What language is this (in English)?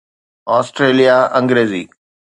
Sindhi